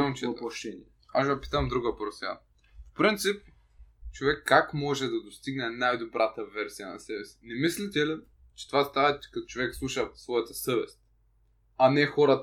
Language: Bulgarian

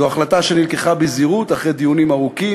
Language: Hebrew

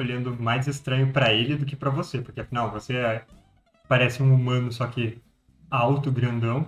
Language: Portuguese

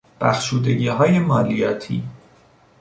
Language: Persian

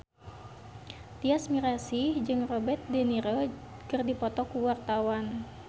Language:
Sundanese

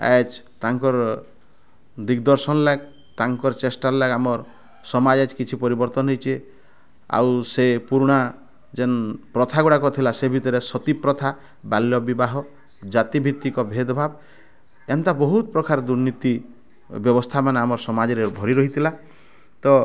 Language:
Odia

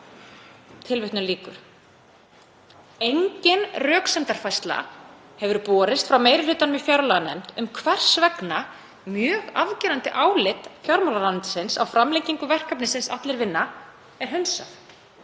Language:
Icelandic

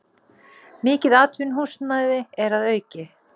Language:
Icelandic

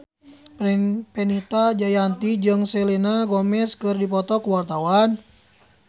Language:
Sundanese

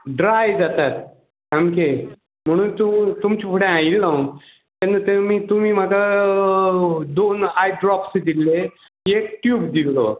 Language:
Konkani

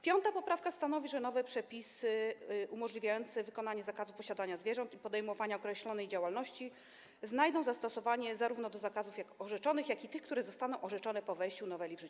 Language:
Polish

